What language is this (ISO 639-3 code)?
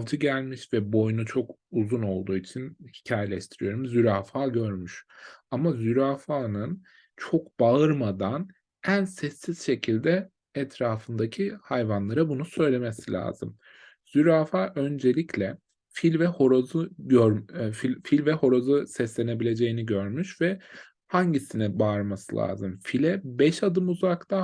tur